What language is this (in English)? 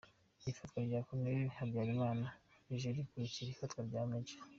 Kinyarwanda